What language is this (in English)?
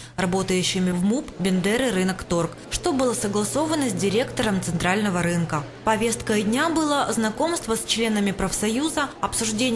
Russian